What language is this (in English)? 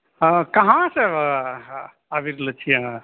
Maithili